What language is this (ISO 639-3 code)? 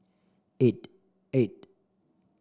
eng